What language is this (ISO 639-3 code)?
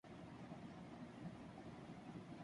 urd